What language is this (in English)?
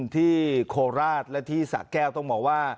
Thai